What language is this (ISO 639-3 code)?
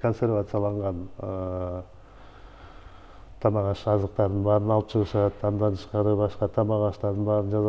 tur